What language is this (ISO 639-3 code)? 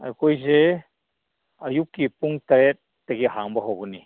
mni